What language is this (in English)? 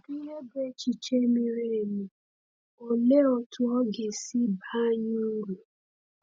Igbo